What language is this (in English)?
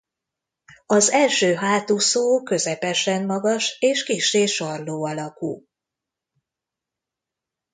Hungarian